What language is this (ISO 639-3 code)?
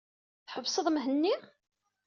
kab